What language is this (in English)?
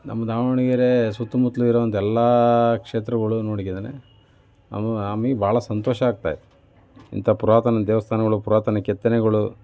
Kannada